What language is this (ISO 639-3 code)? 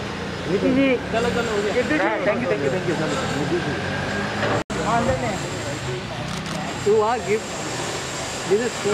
spa